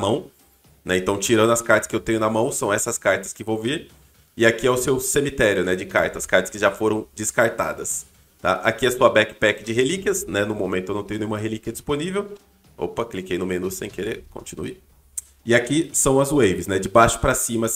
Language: Portuguese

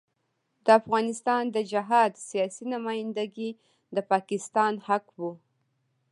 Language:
Pashto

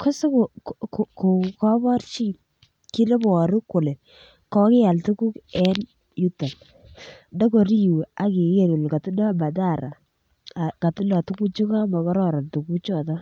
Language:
Kalenjin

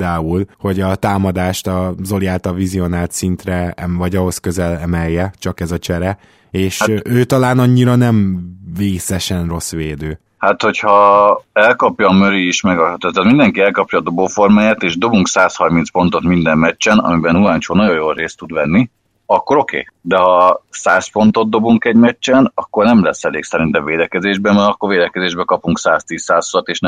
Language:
Hungarian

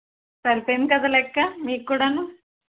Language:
Telugu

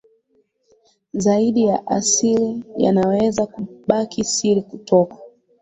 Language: Swahili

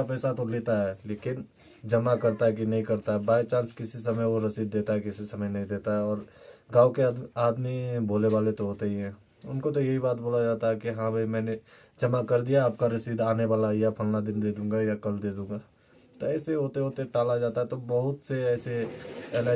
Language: Hindi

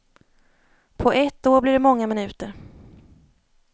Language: Swedish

